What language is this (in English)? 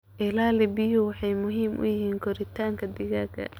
Somali